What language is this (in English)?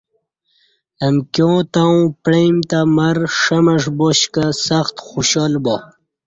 Kati